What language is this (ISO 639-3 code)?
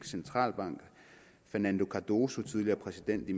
dan